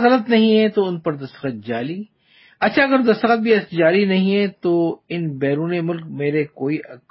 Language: Urdu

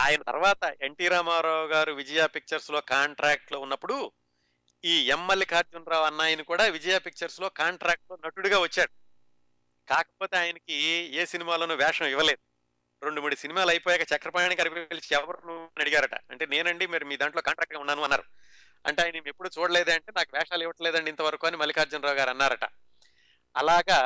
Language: Telugu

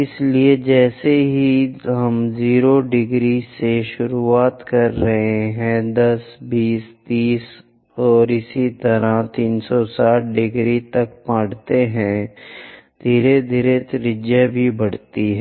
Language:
Hindi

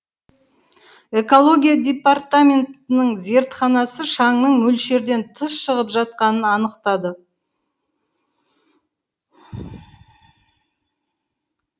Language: Kazakh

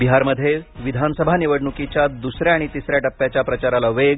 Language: Marathi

